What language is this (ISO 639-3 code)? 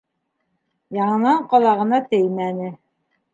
bak